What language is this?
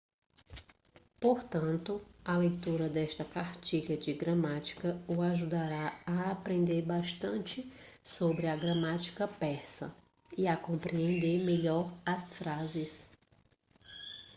Portuguese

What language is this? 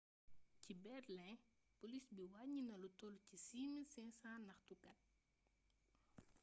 Wolof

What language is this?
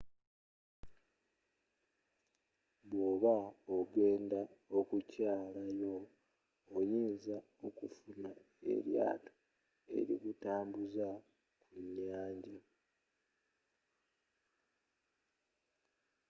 Ganda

